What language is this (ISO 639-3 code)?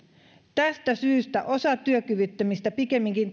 fin